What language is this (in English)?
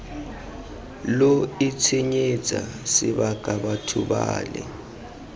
Tswana